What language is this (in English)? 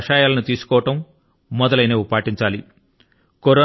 Telugu